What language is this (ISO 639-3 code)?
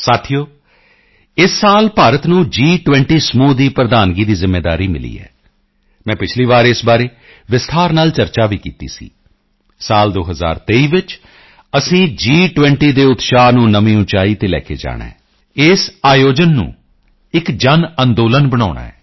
pan